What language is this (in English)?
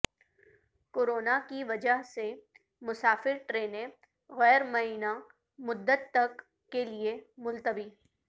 Urdu